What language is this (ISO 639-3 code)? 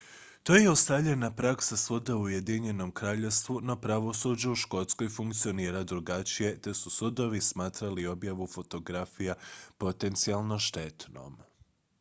hrv